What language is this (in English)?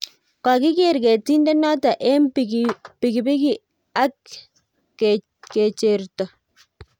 Kalenjin